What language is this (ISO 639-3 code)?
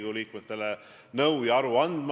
est